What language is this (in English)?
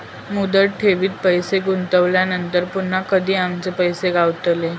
Marathi